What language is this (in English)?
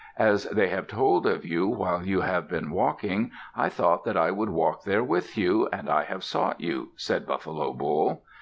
English